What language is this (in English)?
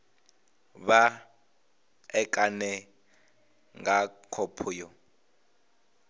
Venda